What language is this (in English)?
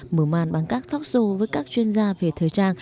Vietnamese